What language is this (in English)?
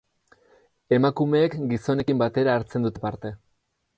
Basque